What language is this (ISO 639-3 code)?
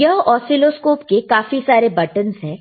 hin